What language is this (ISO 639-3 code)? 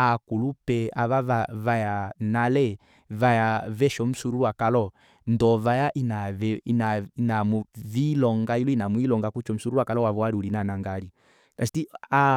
kua